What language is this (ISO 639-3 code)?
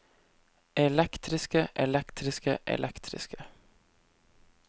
nor